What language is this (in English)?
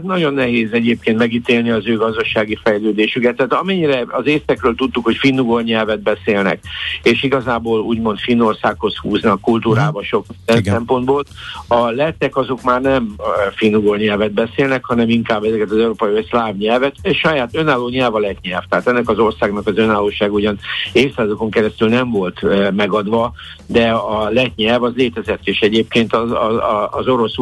Hungarian